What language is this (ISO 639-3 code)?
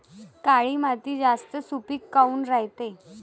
mar